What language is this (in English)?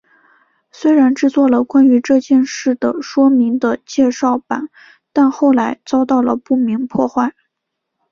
Chinese